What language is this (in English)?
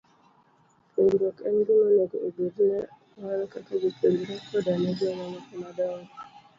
Luo (Kenya and Tanzania)